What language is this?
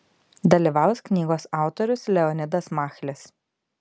Lithuanian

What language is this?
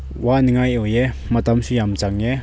Manipuri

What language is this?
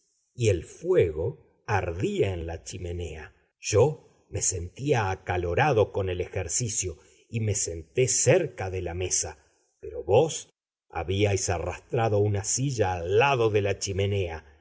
Spanish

